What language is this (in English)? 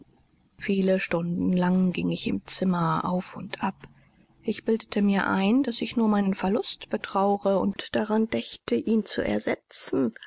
German